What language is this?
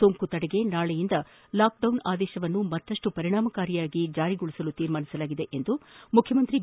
Kannada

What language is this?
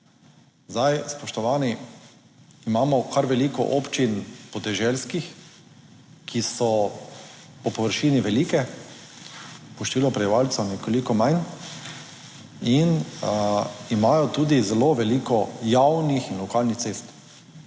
Slovenian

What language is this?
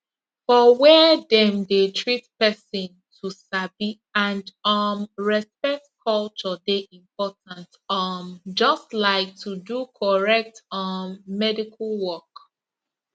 Nigerian Pidgin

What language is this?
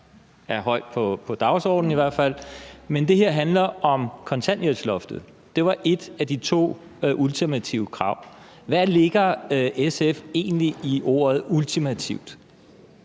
Danish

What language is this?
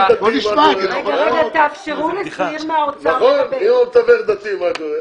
Hebrew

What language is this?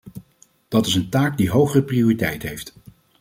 Dutch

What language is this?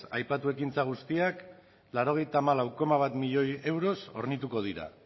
Basque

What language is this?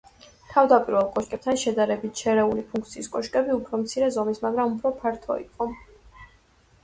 Georgian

